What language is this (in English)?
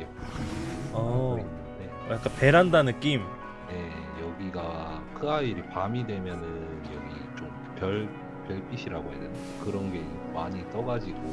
Korean